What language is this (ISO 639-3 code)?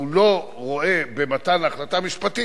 heb